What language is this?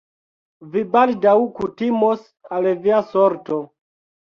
Esperanto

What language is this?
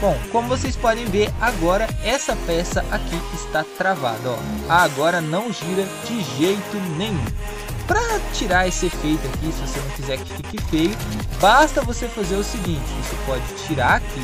Portuguese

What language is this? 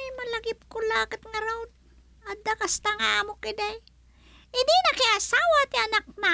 Filipino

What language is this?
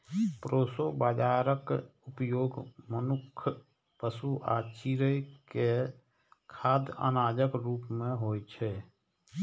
Maithili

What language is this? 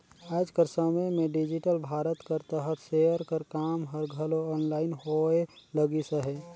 Chhattisgarhi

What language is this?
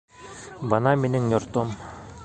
Bashkir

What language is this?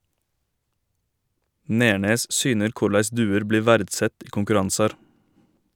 Norwegian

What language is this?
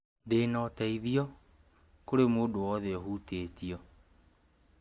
Kikuyu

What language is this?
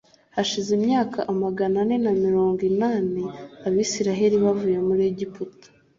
Kinyarwanda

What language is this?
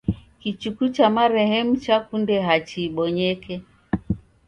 Taita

